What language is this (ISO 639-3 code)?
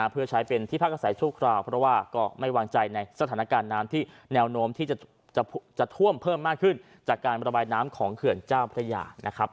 tha